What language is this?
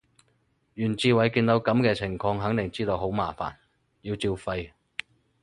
Cantonese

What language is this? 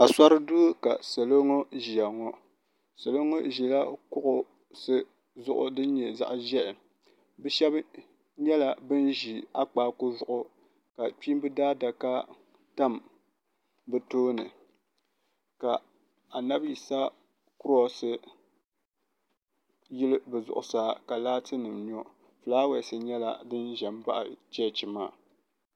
Dagbani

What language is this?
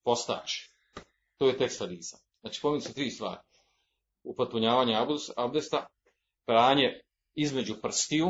Croatian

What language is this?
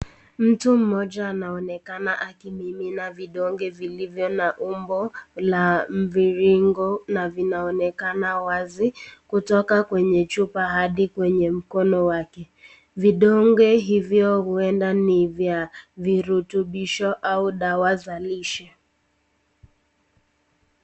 Swahili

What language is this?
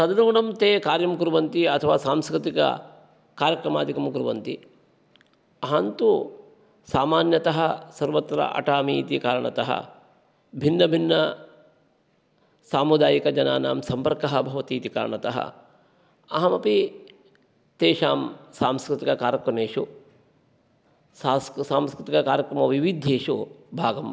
Sanskrit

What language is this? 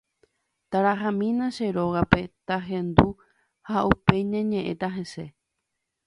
Guarani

